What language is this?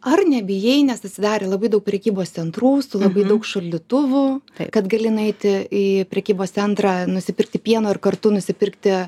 Lithuanian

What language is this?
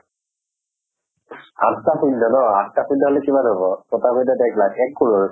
Assamese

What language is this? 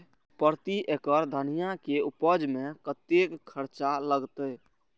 Maithili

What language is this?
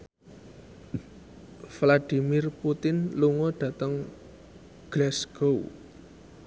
Javanese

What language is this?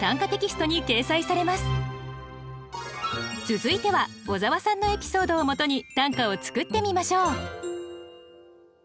Japanese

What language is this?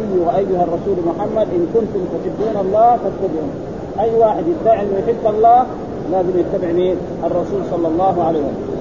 Arabic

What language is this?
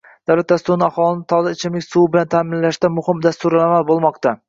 Uzbek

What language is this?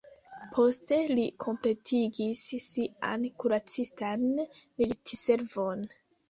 Esperanto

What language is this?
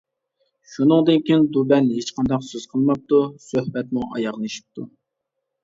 Uyghur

